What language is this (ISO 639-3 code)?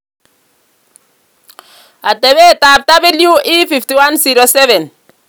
kln